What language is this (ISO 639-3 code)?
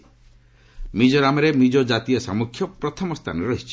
ori